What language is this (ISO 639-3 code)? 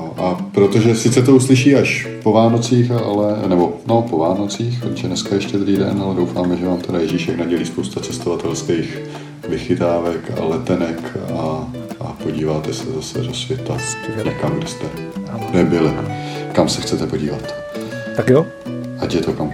ces